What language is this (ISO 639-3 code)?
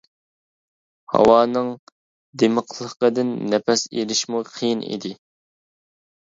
uig